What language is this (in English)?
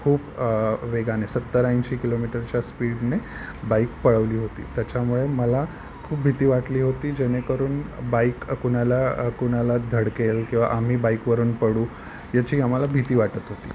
Marathi